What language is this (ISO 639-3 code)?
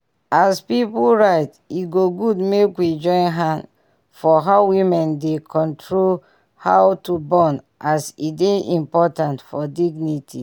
pcm